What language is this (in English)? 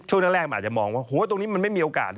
Thai